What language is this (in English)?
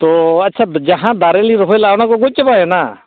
Santali